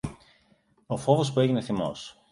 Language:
Greek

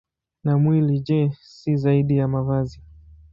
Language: Swahili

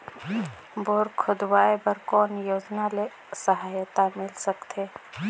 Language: Chhattisgarhi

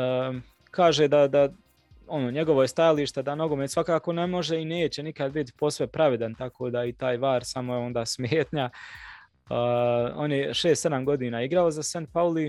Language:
Croatian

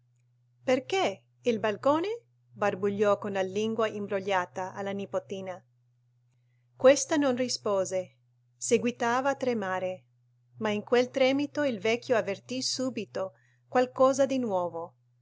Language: Italian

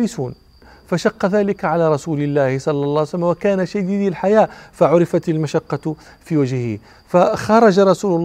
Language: Arabic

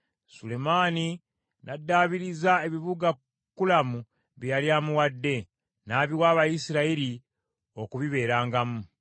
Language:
Ganda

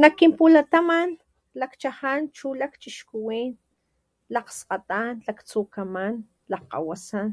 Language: Papantla Totonac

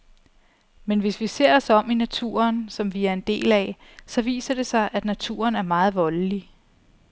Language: Danish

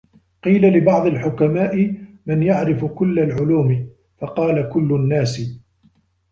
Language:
Arabic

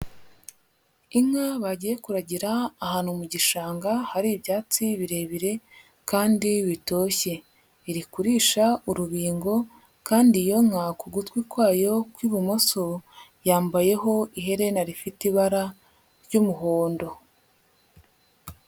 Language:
Kinyarwanda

